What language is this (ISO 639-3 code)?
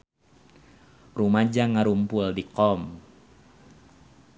sun